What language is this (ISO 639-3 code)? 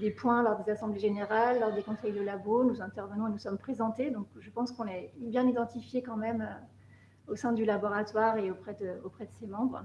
fra